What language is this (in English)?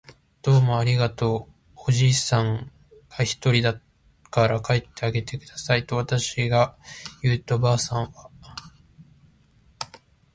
Japanese